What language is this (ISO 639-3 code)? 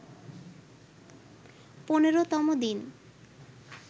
ben